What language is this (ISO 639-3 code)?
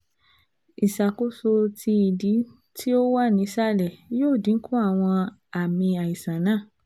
yor